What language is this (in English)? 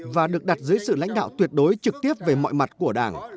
Vietnamese